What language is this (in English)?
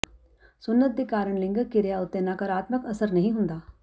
Punjabi